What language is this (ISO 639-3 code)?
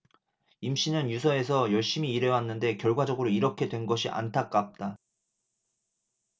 kor